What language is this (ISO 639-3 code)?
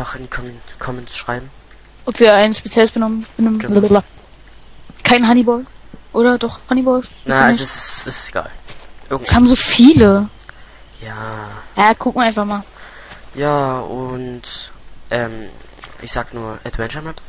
deu